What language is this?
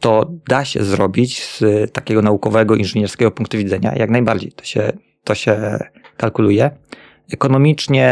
Polish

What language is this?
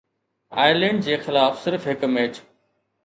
Sindhi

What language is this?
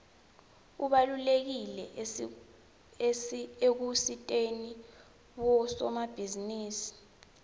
Swati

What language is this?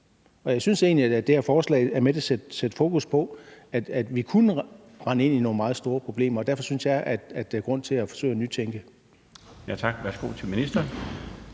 Danish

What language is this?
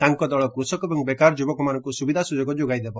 Odia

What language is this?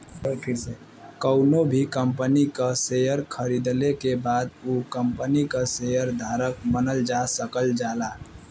Bhojpuri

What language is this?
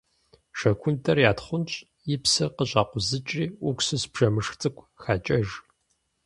Kabardian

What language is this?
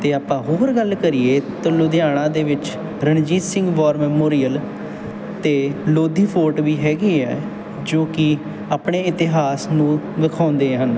Punjabi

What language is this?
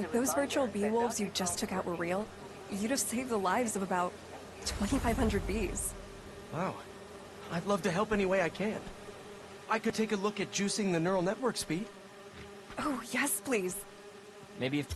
English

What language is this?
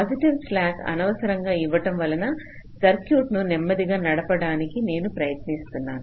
Telugu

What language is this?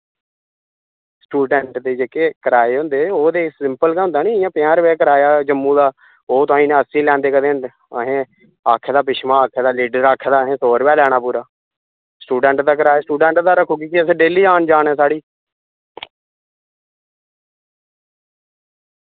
Dogri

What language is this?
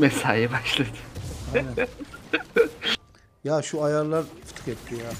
Turkish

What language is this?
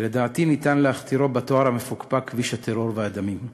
Hebrew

